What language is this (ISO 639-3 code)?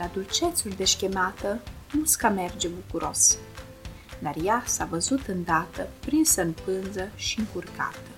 ron